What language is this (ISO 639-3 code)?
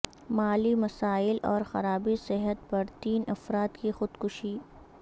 urd